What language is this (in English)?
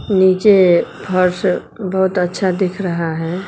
Hindi